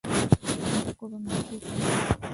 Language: Bangla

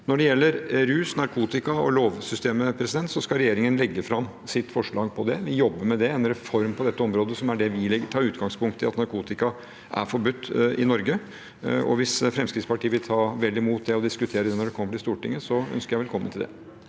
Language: Norwegian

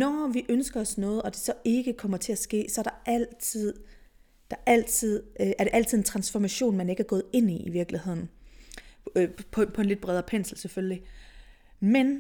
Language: Danish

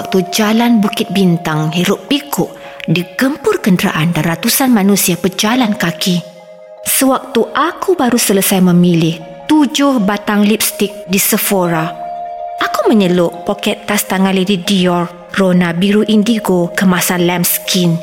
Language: Malay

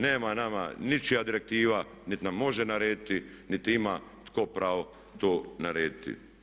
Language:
Croatian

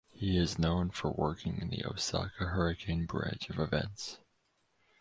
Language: English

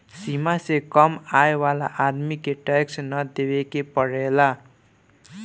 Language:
Bhojpuri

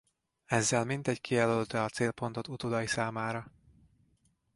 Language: Hungarian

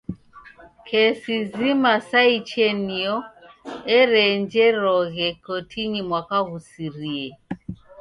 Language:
Taita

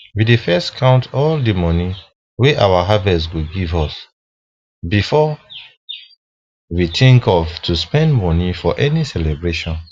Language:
Nigerian Pidgin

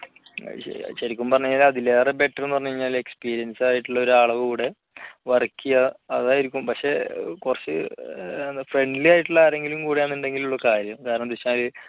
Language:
Malayalam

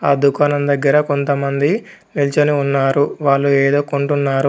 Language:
Telugu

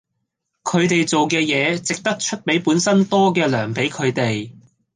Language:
Cantonese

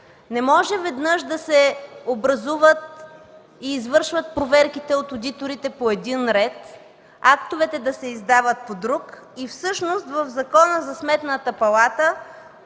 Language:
Bulgarian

